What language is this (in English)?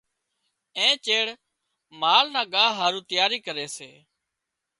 Wadiyara Koli